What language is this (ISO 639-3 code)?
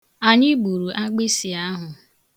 ibo